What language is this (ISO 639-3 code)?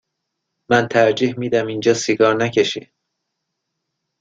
fas